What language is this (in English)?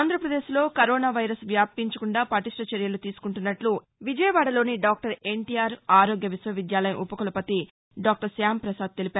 Telugu